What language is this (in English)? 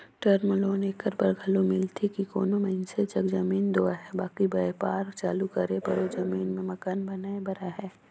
Chhattisgarhi